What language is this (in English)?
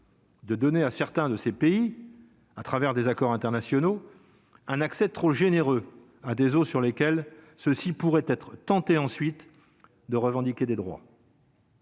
French